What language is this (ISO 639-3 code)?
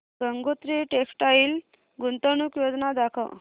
mar